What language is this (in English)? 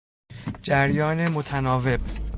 Persian